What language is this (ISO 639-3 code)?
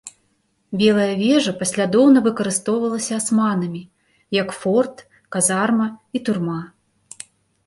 bel